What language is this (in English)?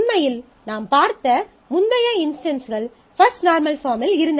Tamil